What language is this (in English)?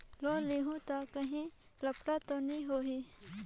Chhattisgarhi